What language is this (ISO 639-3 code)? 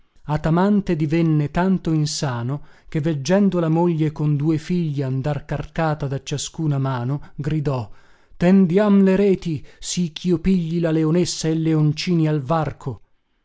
ita